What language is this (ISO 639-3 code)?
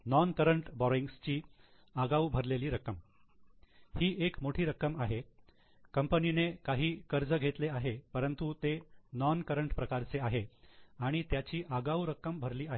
mar